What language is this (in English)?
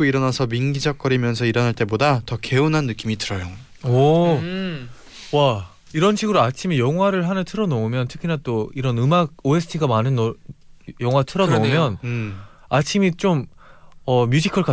Korean